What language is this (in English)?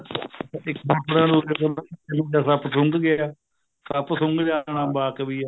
Punjabi